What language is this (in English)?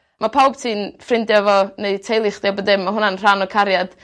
Welsh